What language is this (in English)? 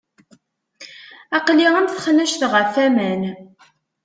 Kabyle